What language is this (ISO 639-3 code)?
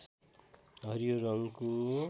nep